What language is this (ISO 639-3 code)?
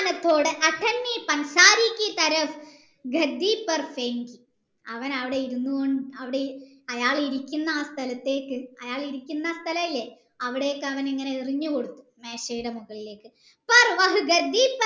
mal